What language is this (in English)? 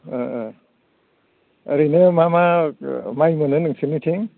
Bodo